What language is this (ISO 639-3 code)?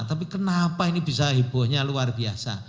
ind